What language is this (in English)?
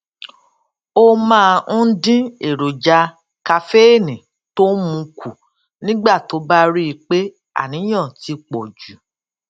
Yoruba